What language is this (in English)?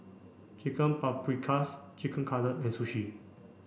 English